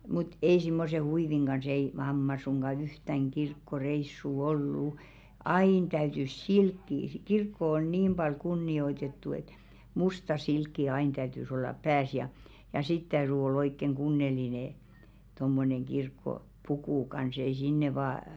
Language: Finnish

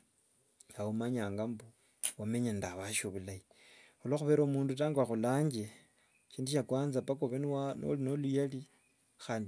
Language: Wanga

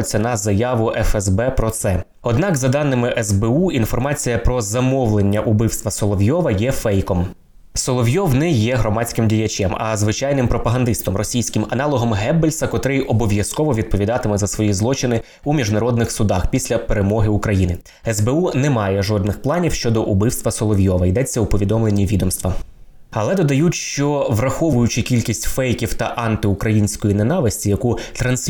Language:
Ukrainian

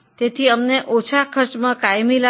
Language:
Gujarati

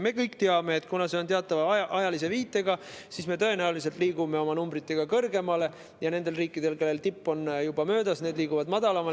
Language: Estonian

